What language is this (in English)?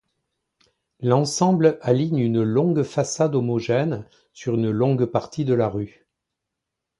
French